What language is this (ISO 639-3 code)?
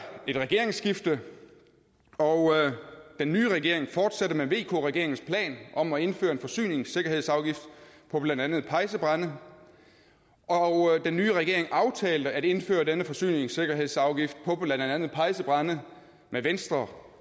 dan